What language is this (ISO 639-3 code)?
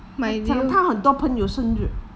eng